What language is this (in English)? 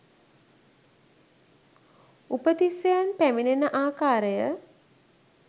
Sinhala